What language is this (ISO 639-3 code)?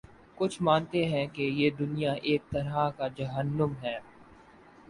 urd